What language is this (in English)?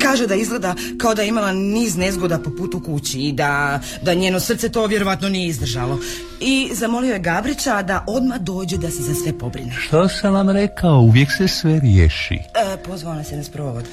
Croatian